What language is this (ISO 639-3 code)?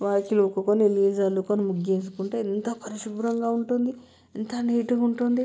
tel